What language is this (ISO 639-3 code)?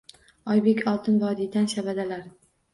uzb